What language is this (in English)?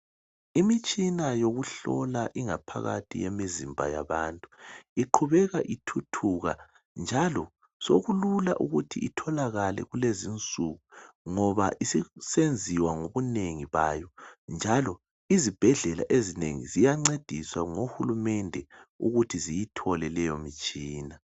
North Ndebele